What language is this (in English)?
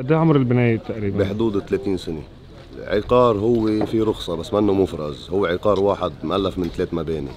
Arabic